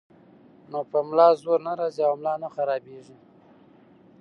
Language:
Pashto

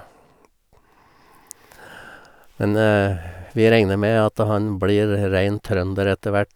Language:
Norwegian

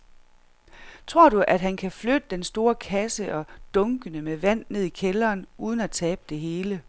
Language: Danish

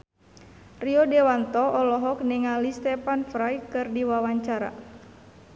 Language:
Sundanese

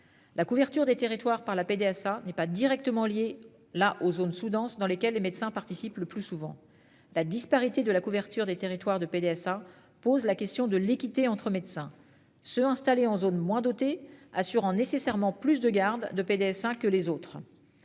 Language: French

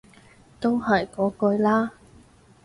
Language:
Cantonese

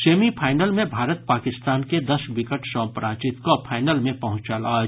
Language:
Maithili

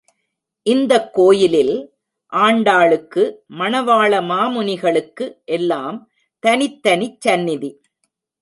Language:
Tamil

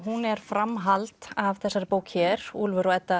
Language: Icelandic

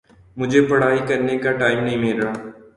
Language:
Urdu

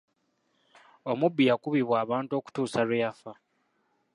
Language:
Ganda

